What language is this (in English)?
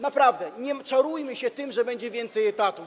Polish